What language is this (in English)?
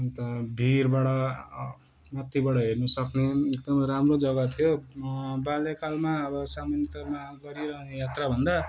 Nepali